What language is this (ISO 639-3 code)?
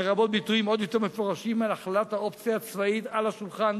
heb